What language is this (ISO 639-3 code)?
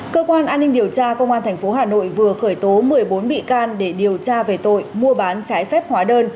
vie